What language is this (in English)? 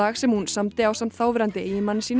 Icelandic